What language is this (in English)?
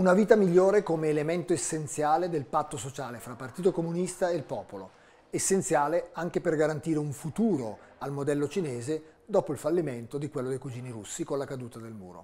Italian